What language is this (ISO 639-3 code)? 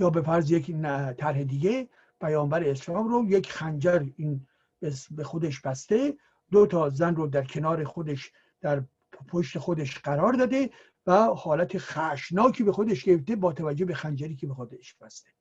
fas